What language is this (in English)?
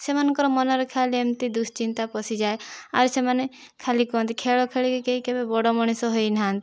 Odia